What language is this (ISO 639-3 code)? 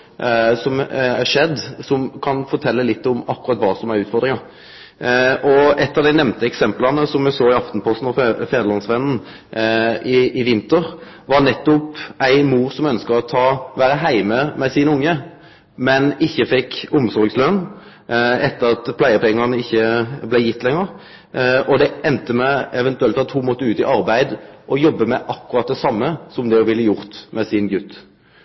nno